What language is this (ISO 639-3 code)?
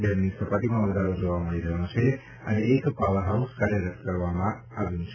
guj